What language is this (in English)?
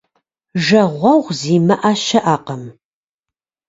Kabardian